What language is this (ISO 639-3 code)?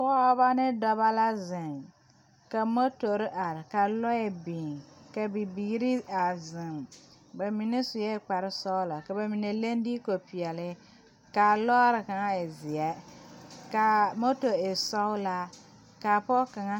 dga